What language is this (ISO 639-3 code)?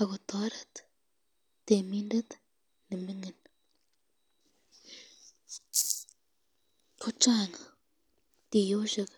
kln